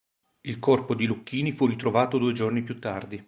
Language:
Italian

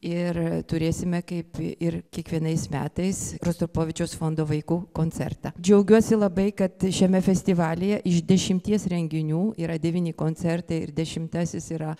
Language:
Lithuanian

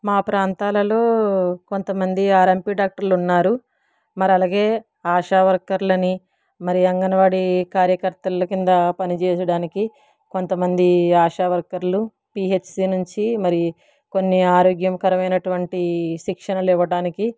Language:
Telugu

